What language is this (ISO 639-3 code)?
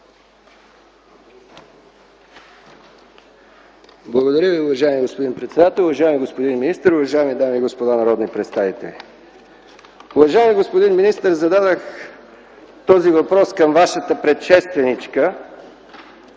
bul